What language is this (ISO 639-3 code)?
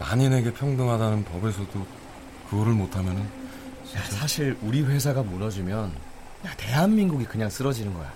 kor